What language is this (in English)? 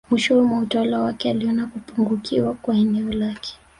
Swahili